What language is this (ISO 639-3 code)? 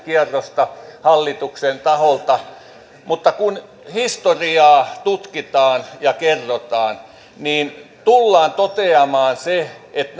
fin